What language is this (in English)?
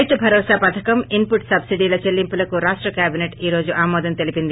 Telugu